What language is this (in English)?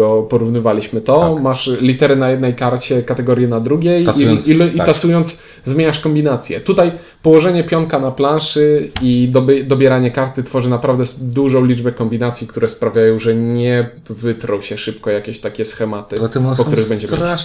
Polish